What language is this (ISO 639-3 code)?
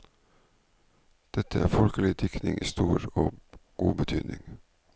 nor